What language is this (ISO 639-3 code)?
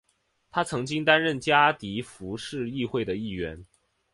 zho